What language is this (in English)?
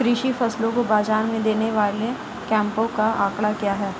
Hindi